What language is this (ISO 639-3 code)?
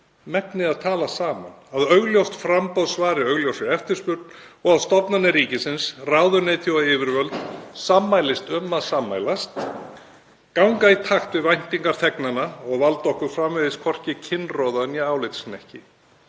isl